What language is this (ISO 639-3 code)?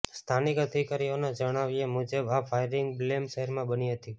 guj